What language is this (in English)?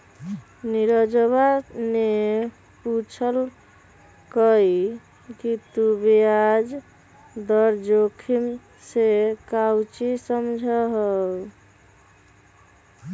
Magahi